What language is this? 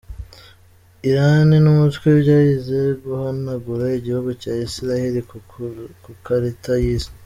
Kinyarwanda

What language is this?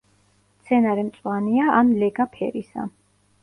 Georgian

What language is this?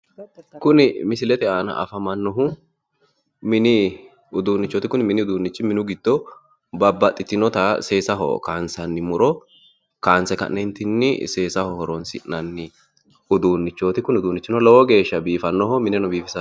Sidamo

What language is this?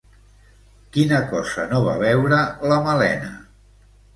Catalan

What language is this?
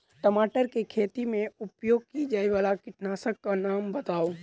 Maithili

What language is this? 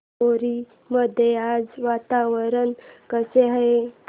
Marathi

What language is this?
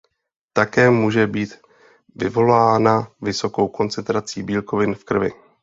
Czech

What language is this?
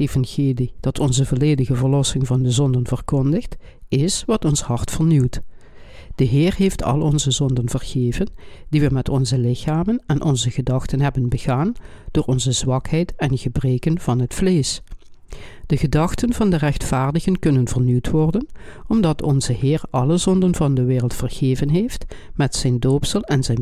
Dutch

